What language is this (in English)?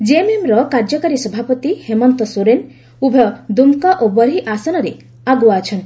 Odia